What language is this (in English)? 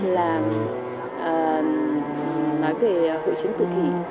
Vietnamese